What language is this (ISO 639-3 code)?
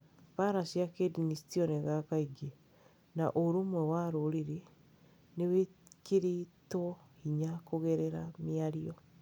kik